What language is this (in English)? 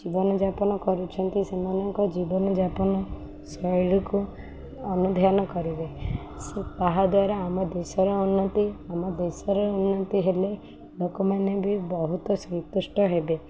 Odia